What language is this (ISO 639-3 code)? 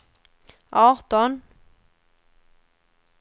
swe